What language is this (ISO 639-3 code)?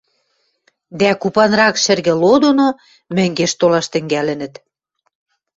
mrj